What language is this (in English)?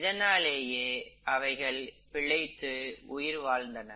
Tamil